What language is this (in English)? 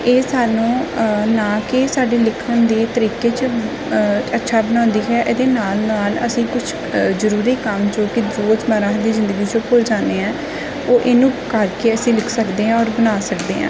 Punjabi